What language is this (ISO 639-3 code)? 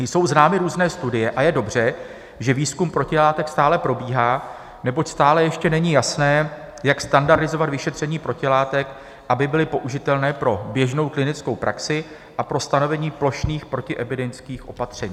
ces